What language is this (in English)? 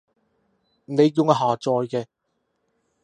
Cantonese